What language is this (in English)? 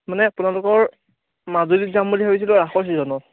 Assamese